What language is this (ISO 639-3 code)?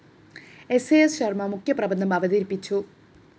mal